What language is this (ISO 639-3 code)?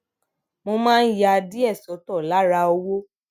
yor